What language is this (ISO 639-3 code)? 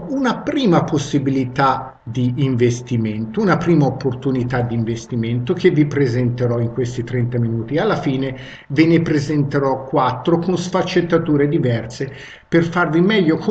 ita